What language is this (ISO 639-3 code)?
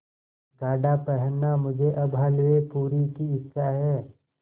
hin